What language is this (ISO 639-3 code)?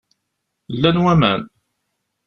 kab